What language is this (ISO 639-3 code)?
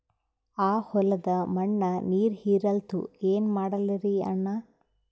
kan